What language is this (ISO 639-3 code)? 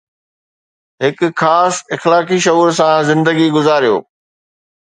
snd